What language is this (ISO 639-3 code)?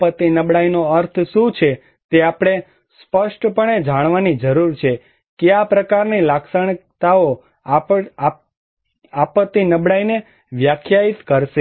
guj